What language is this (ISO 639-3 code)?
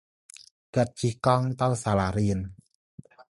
khm